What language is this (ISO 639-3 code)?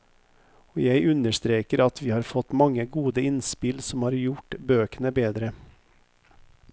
nor